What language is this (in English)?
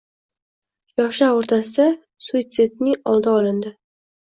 Uzbek